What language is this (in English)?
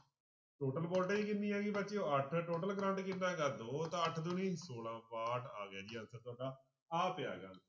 Punjabi